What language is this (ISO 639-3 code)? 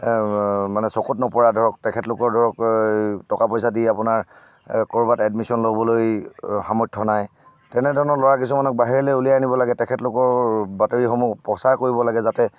asm